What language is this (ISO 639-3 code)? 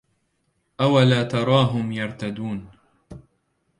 ara